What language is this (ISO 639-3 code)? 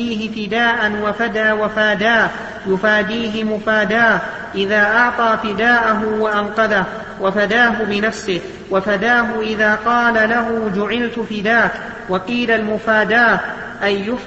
ara